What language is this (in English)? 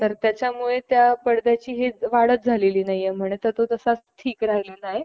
Marathi